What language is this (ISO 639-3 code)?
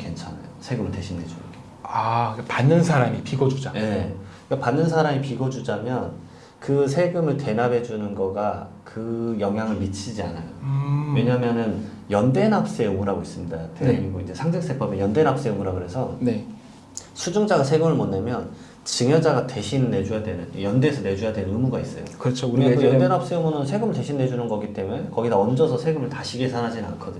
kor